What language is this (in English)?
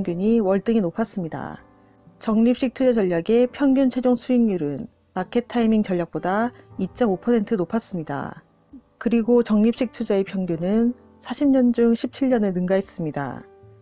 Korean